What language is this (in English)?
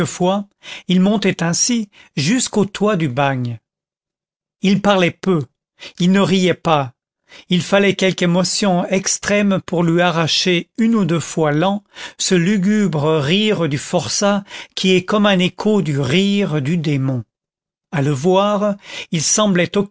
French